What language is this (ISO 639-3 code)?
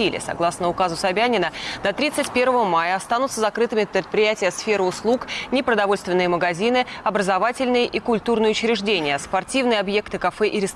rus